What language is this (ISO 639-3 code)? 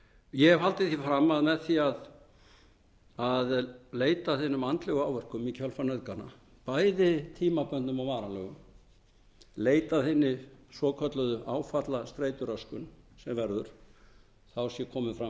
isl